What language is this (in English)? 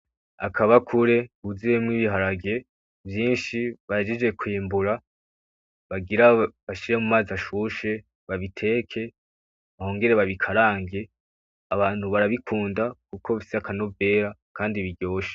Rundi